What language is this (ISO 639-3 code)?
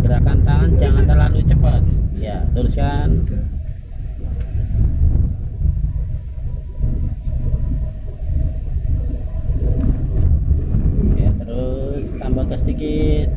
ind